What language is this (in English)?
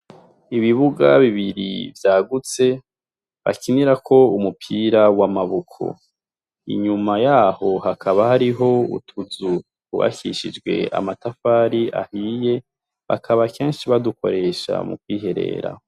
Rundi